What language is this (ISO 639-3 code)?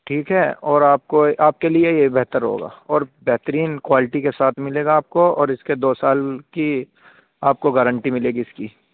urd